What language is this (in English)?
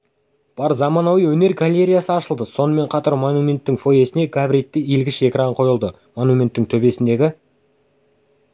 Kazakh